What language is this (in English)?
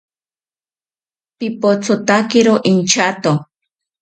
South Ucayali Ashéninka